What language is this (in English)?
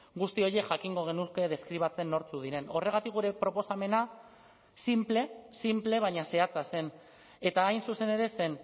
Basque